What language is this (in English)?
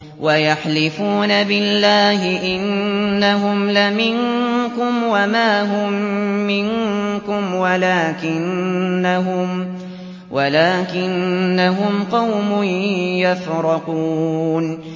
Arabic